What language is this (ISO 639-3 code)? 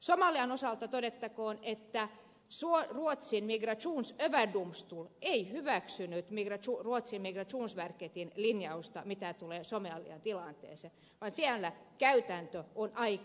fin